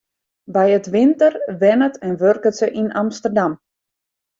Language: Western Frisian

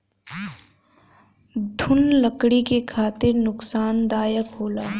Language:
Bhojpuri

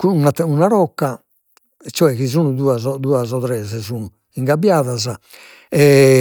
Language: Sardinian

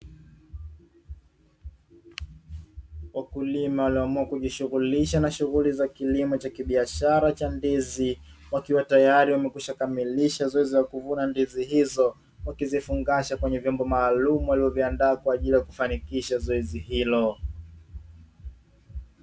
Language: Swahili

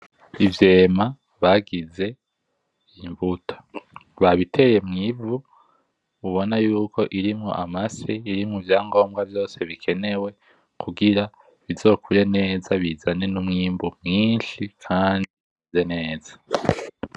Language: Rundi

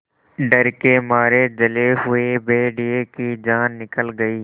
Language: Hindi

